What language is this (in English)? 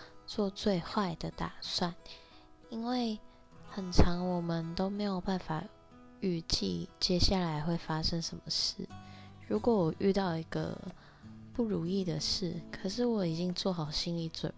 Chinese